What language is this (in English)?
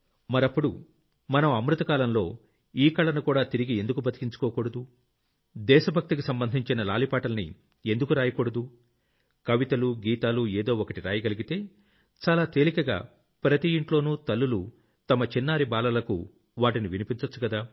Telugu